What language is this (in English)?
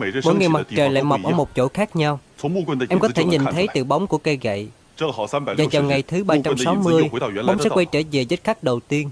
Vietnamese